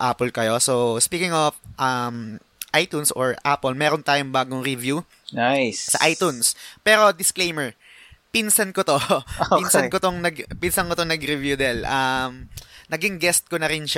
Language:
Filipino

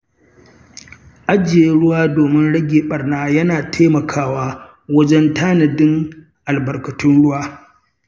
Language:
Hausa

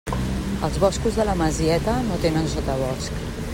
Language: Catalan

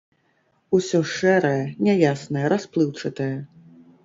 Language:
Belarusian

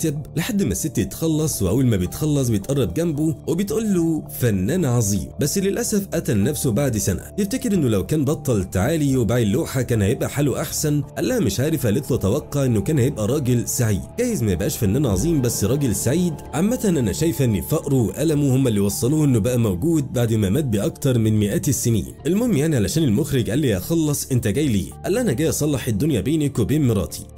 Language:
Arabic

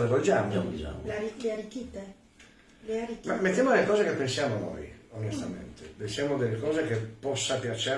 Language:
Italian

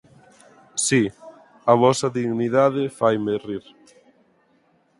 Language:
Galician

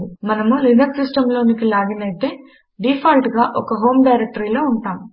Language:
Telugu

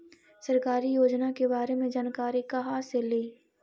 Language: Magahi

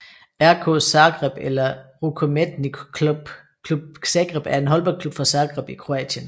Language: Danish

